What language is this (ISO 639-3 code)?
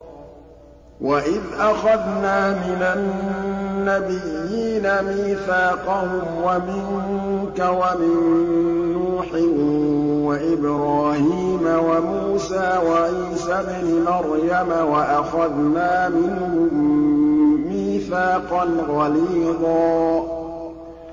ara